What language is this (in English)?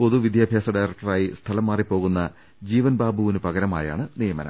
Malayalam